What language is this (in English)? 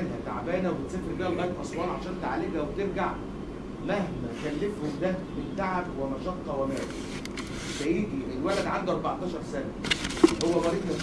Arabic